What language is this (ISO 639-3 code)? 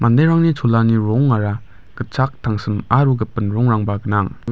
grt